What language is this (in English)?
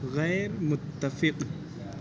Urdu